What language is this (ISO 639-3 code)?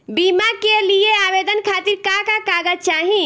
bho